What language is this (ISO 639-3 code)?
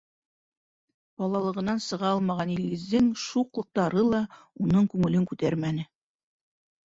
bak